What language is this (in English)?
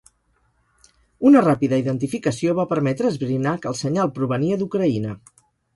Catalan